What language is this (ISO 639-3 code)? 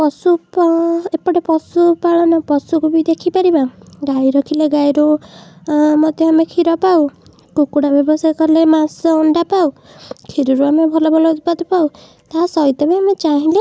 ori